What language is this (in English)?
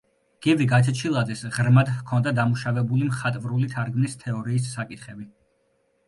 Georgian